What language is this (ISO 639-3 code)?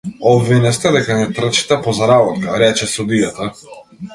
mkd